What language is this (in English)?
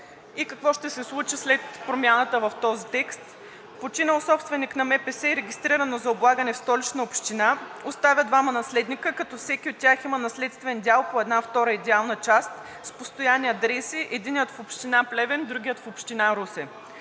Bulgarian